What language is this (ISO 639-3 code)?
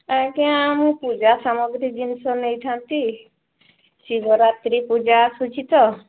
ori